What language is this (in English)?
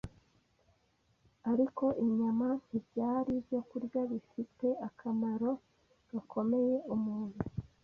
Kinyarwanda